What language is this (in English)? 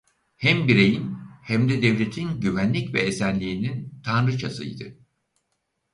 Turkish